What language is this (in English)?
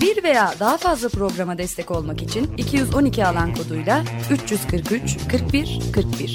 Turkish